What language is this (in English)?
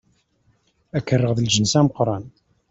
Kabyle